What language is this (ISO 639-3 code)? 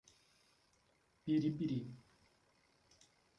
por